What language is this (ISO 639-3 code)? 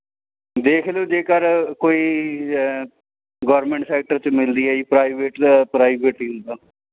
pan